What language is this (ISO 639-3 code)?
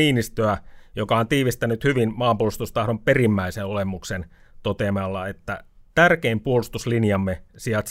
fin